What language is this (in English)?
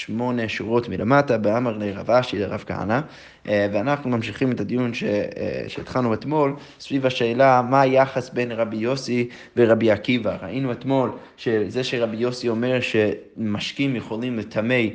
Hebrew